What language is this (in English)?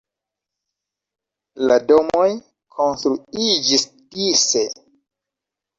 Esperanto